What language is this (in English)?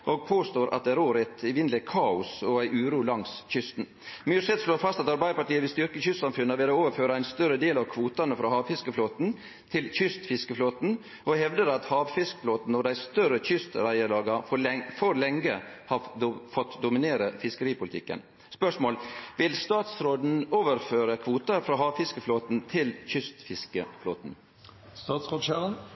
Norwegian Nynorsk